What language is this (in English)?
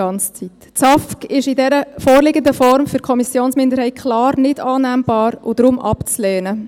Swiss German